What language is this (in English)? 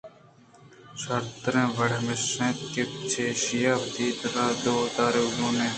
Eastern Balochi